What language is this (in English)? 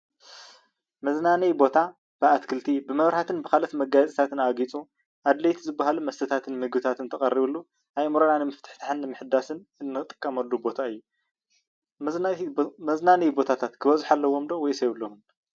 Tigrinya